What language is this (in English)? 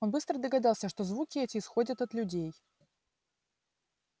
Russian